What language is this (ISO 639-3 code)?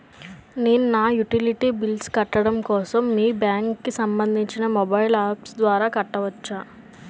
tel